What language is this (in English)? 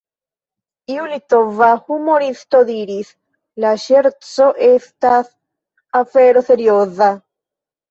Esperanto